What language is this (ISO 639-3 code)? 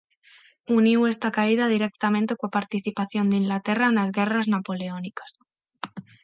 glg